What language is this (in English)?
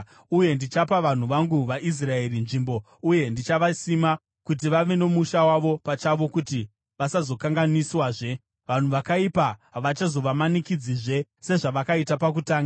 Shona